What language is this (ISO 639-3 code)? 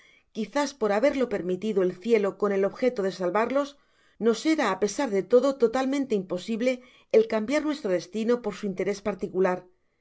spa